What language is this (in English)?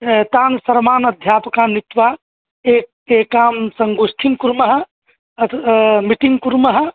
Sanskrit